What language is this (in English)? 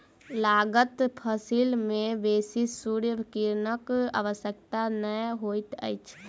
Maithili